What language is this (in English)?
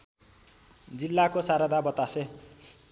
Nepali